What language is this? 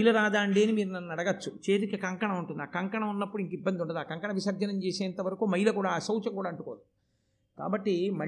Telugu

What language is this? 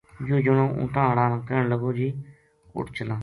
Gujari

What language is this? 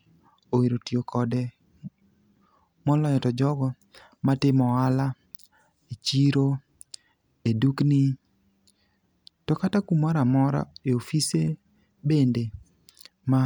Luo (Kenya and Tanzania)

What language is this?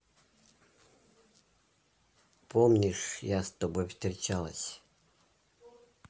Russian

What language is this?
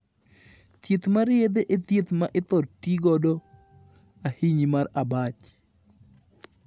Luo (Kenya and Tanzania)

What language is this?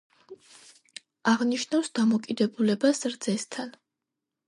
Georgian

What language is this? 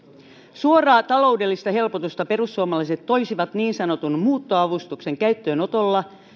Finnish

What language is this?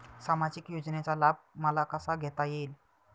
Marathi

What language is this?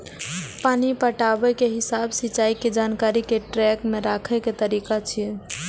Maithili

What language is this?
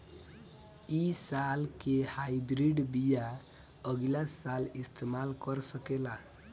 Bhojpuri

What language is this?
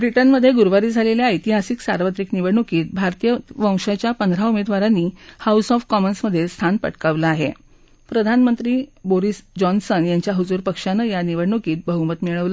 Marathi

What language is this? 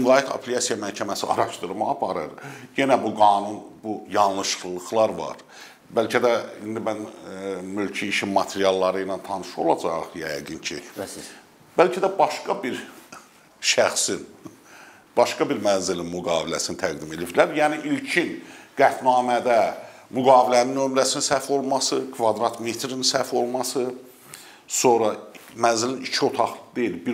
Turkish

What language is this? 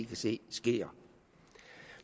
Danish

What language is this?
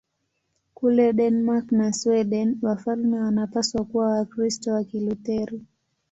Swahili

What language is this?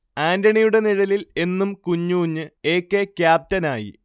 Malayalam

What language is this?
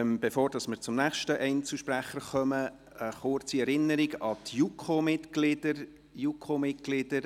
Swiss German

